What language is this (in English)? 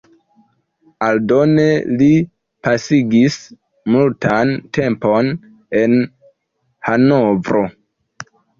Esperanto